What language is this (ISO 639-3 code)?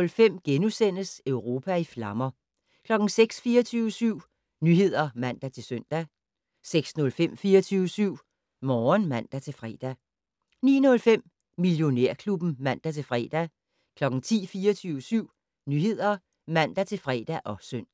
dan